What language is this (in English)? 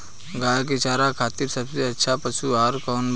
Bhojpuri